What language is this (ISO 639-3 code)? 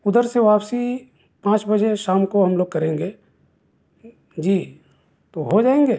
urd